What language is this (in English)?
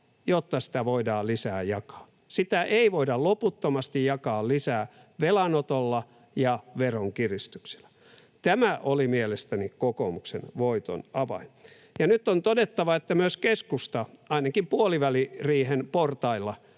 Finnish